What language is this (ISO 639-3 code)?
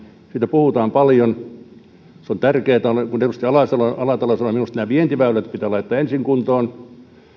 fin